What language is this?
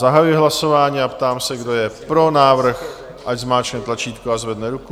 Czech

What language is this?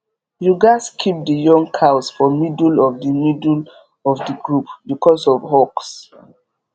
Nigerian Pidgin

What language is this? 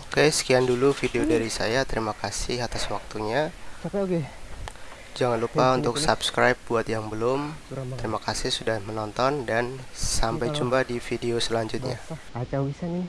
Indonesian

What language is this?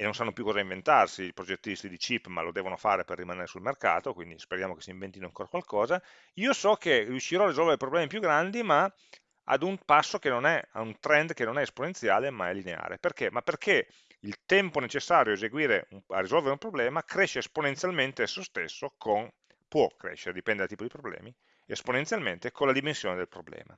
Italian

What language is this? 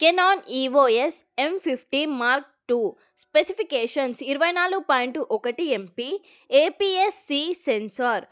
Telugu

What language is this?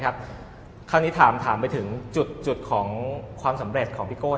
Thai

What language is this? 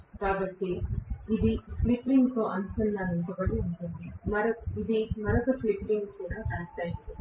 Telugu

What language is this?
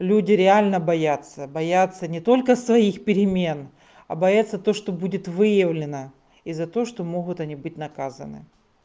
Russian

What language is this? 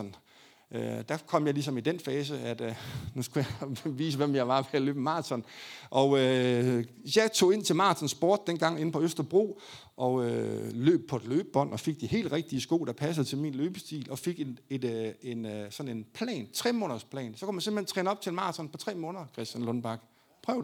Danish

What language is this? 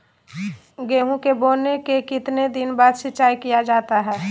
Magahi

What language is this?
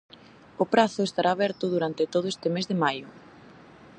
Galician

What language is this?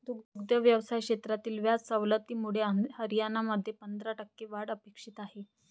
Marathi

